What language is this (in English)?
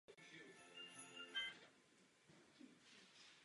Czech